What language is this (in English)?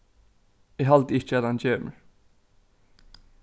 Faroese